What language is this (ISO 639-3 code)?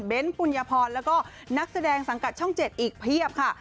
tha